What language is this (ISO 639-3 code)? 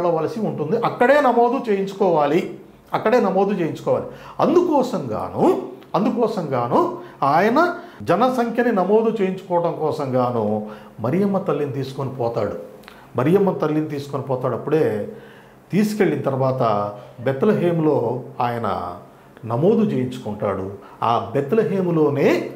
tel